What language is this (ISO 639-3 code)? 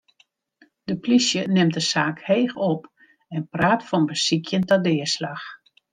fry